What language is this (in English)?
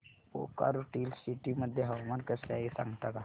Marathi